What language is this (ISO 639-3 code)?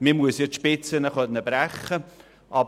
gsw